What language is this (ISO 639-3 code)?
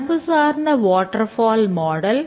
tam